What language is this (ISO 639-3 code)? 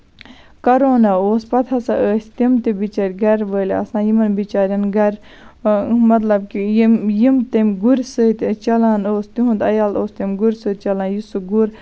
kas